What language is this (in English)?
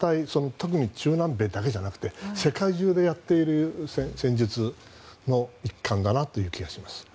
Japanese